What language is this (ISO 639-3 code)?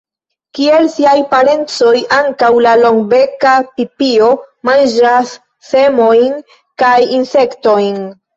epo